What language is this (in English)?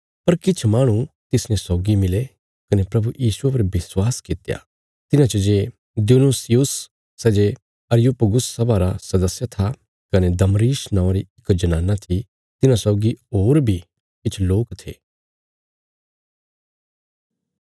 Bilaspuri